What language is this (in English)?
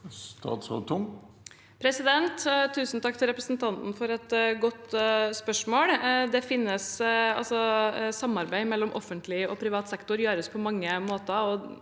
Norwegian